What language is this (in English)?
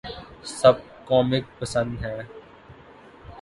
Urdu